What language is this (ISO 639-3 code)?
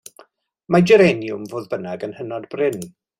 cym